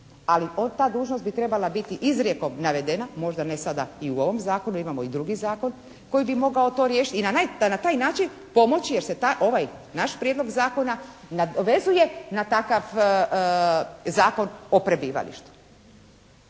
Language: Croatian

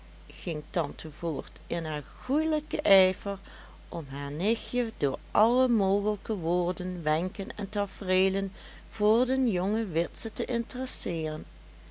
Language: Dutch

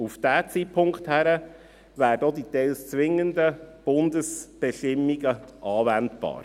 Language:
Swiss German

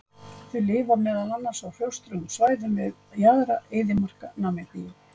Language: Icelandic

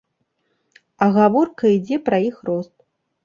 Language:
Belarusian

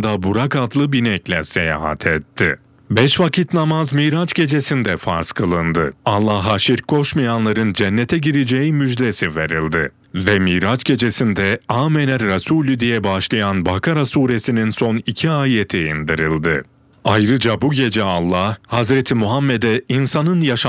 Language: Turkish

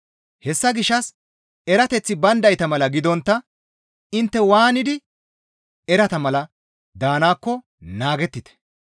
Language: Gamo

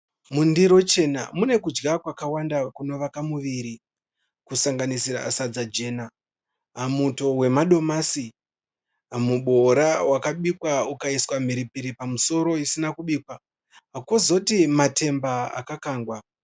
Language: Shona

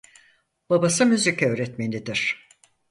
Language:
Turkish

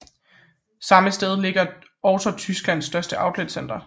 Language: Danish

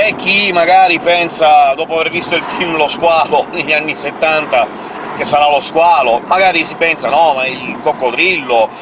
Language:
Italian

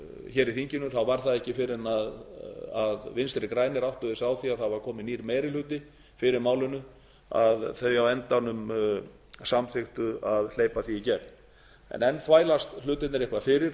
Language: Icelandic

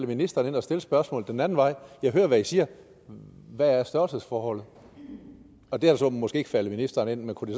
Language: Danish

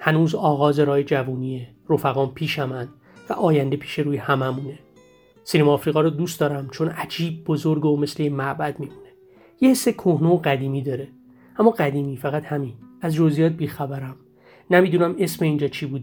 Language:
Persian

